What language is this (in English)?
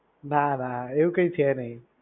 Gujarati